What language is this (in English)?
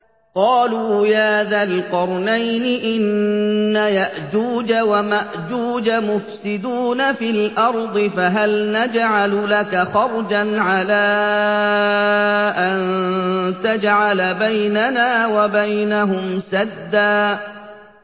Arabic